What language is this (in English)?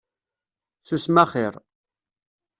Kabyle